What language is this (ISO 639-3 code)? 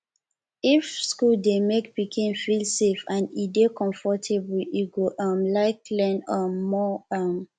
pcm